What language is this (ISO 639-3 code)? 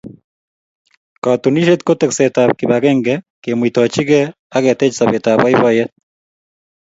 kln